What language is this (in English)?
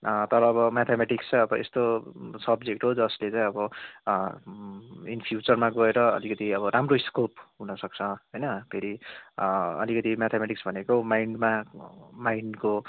Nepali